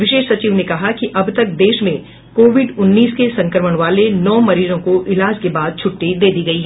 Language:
Hindi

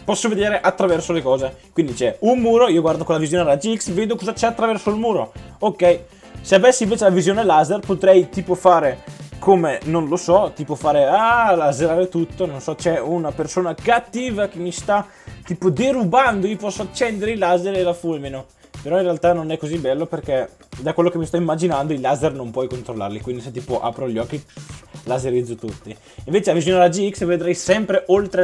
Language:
Italian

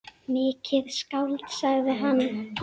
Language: Icelandic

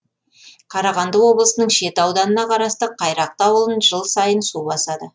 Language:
Kazakh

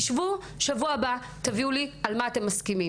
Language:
Hebrew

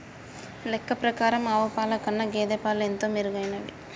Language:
Telugu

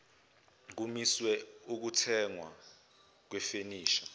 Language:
Zulu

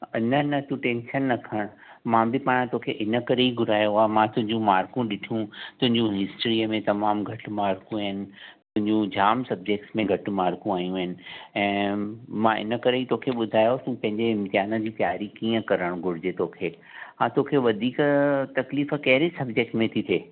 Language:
Sindhi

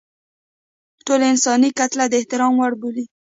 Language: Pashto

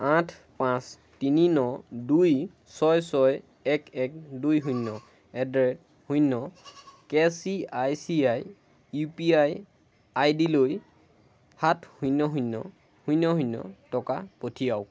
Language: Assamese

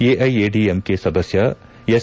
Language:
Kannada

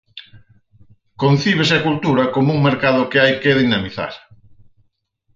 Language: Galician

